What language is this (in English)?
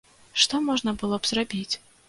Belarusian